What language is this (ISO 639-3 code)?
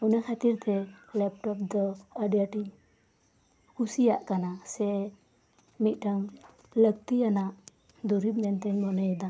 sat